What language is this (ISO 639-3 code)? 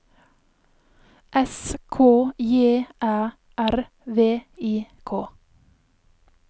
nor